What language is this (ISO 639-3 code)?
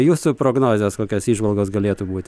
lit